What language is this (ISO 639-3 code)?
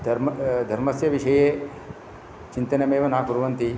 san